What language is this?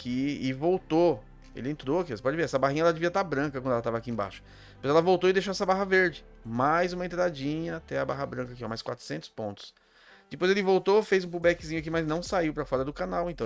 Portuguese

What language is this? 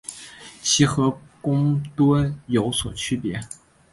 Chinese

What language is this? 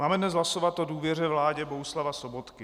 Czech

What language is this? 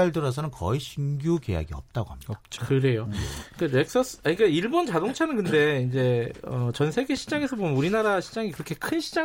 Korean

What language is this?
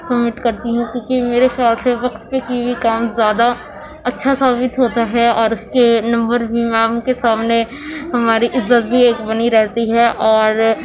Urdu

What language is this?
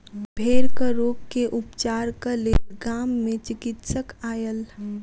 Maithili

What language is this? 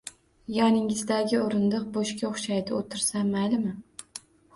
Uzbek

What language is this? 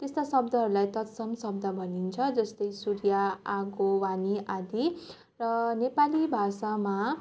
Nepali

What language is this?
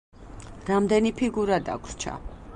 Georgian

